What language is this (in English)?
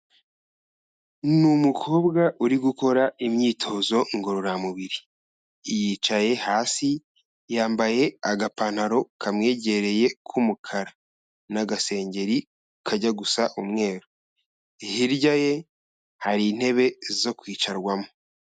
Kinyarwanda